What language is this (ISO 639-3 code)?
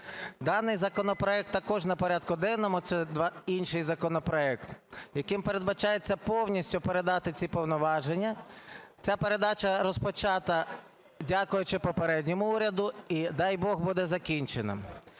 ukr